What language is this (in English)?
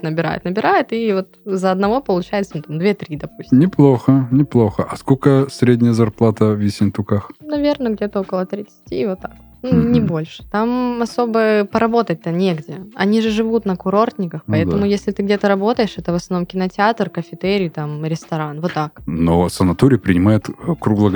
Russian